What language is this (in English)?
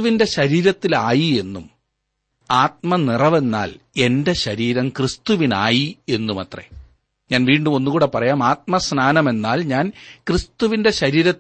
Malayalam